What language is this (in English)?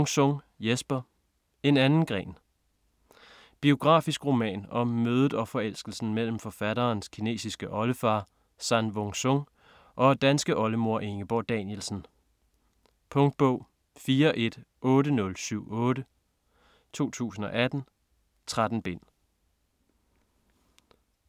Danish